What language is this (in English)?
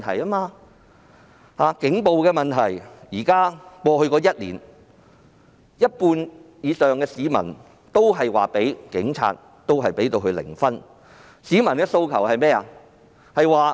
Cantonese